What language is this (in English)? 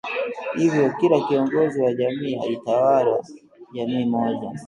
Swahili